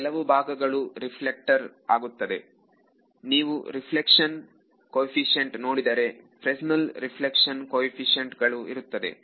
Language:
Kannada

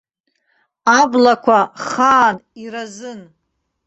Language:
Abkhazian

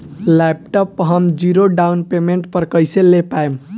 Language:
Bhojpuri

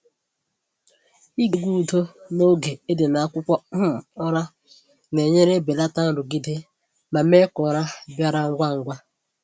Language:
Igbo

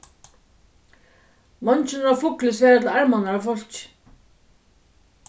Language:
Faroese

